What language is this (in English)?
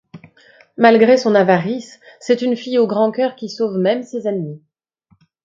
French